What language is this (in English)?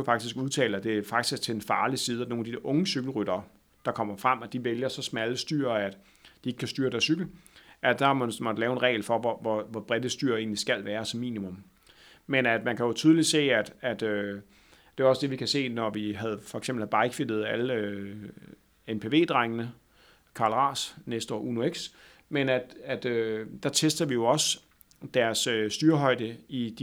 Danish